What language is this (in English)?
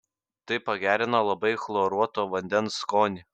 Lithuanian